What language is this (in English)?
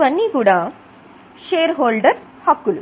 Telugu